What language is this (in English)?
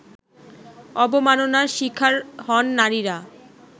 Bangla